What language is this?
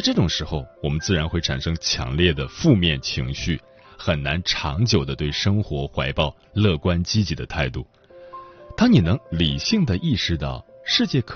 Chinese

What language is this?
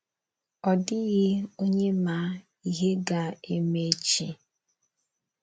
Igbo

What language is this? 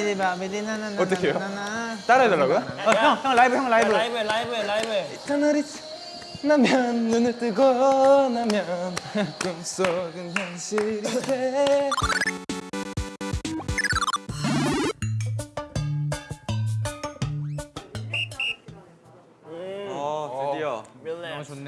Korean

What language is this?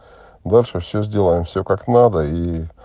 Russian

